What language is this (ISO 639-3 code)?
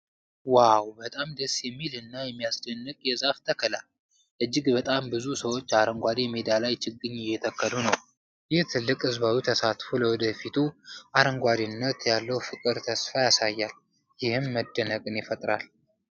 amh